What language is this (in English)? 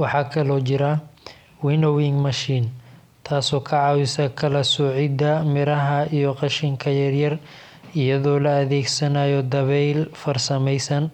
Somali